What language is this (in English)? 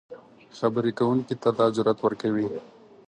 Pashto